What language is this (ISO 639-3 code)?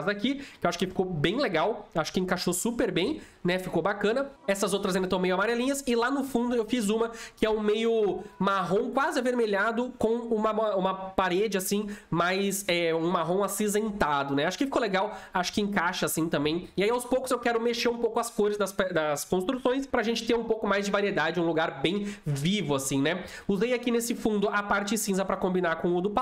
por